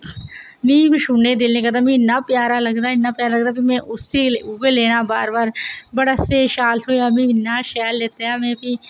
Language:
Dogri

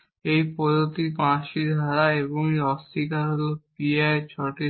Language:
Bangla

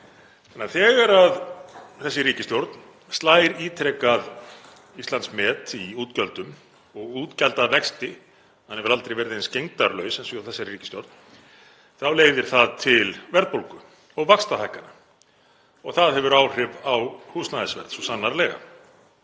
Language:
Icelandic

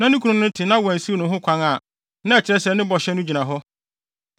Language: Akan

